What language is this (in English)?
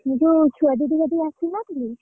Odia